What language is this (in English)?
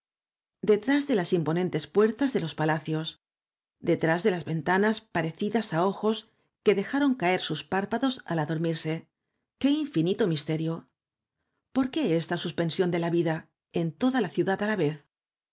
Spanish